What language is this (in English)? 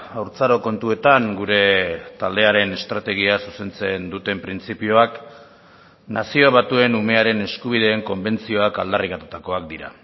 Basque